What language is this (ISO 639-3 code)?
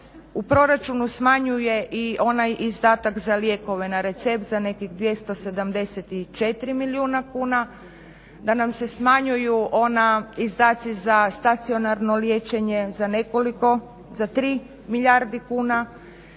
hrv